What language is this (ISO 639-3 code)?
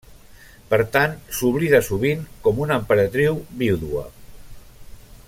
cat